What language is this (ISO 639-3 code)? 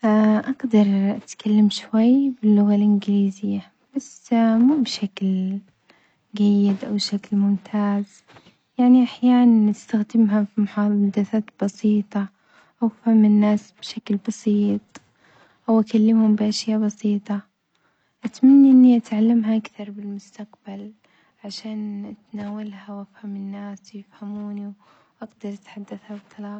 acx